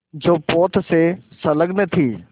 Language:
Hindi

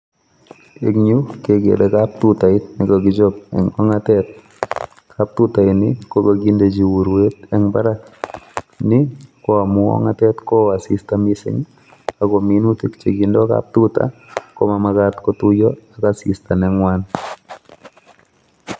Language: Kalenjin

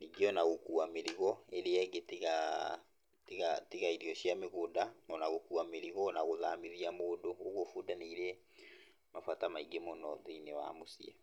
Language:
Kikuyu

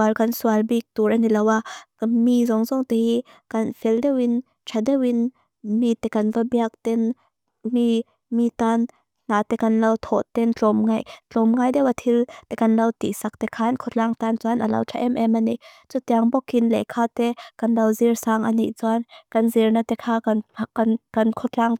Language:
Mizo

